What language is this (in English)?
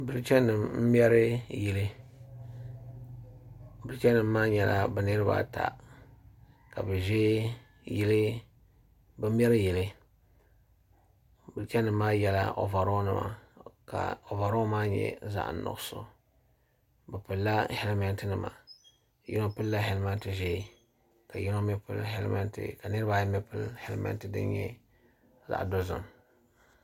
Dagbani